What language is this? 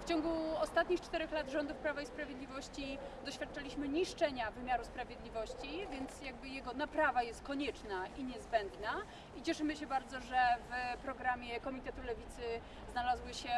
Polish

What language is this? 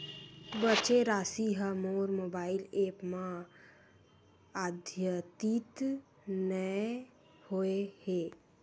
Chhattisgarhi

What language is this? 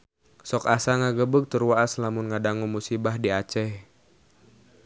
Sundanese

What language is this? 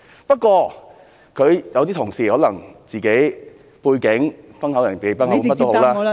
Cantonese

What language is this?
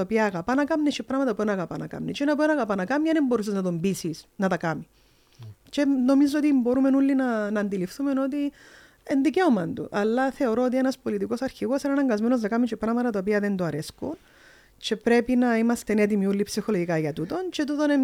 Greek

